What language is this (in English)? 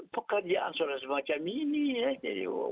Indonesian